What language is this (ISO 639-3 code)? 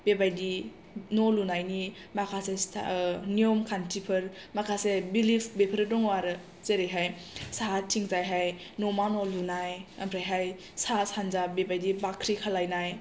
brx